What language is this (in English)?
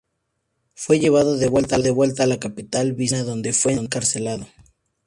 Spanish